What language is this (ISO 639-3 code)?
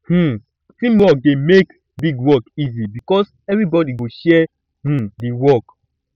pcm